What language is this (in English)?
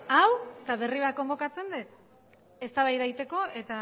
Basque